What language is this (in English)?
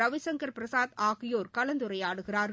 Tamil